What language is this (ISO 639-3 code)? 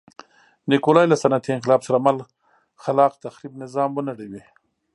pus